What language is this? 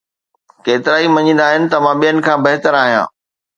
Sindhi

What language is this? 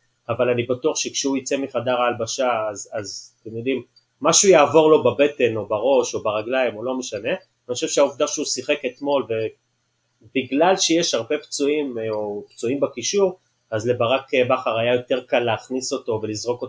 Hebrew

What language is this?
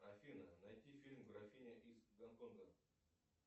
Russian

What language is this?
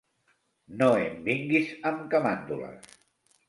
Catalan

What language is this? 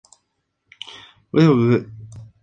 Spanish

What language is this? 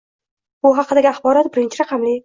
Uzbek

